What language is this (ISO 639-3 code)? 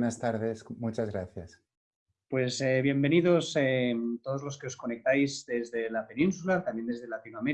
spa